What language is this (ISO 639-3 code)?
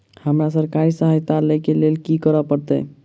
mai